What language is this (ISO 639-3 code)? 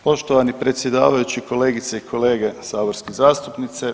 hrv